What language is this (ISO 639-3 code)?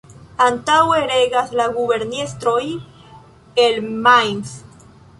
epo